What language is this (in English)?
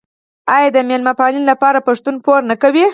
Pashto